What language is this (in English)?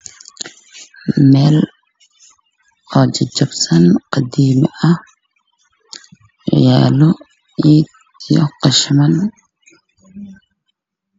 Somali